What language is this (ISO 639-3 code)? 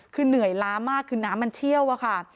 tha